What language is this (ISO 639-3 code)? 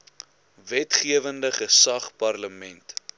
afr